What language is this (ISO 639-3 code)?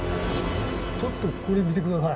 jpn